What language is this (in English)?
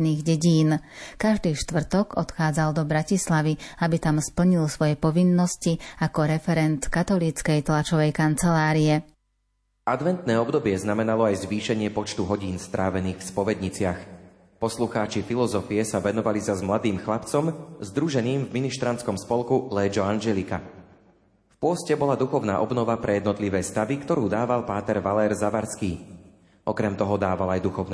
Slovak